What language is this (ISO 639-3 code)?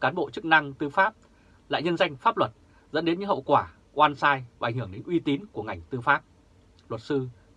vie